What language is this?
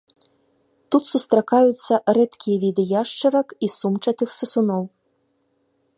Belarusian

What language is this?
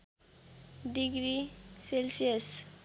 Nepali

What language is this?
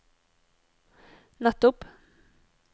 Norwegian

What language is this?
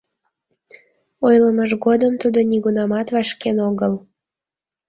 Mari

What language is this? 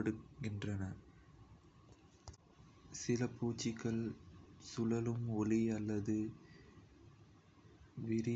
Kota (India)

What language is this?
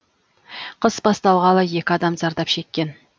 Kazakh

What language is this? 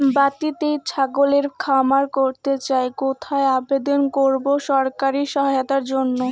Bangla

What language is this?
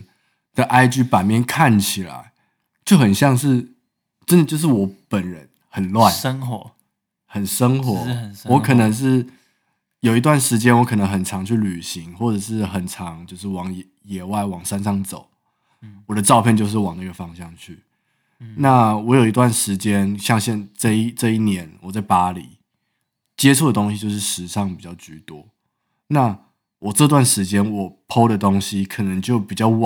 Chinese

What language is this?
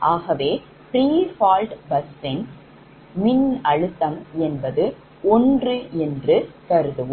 Tamil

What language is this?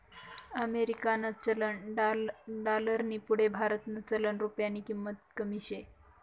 Marathi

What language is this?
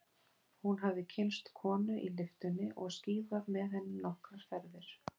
Icelandic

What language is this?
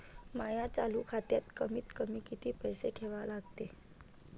Marathi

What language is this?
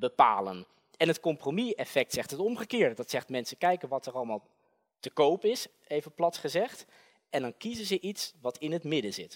Dutch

